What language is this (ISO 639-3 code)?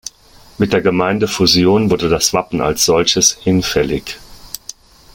deu